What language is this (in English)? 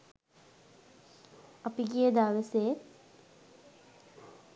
Sinhala